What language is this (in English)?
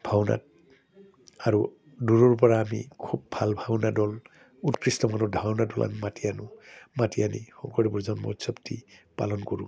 Assamese